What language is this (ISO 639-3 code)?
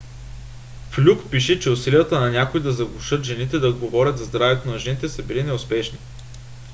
bul